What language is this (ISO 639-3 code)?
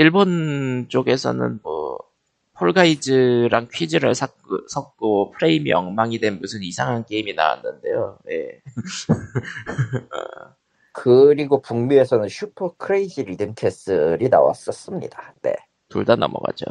kor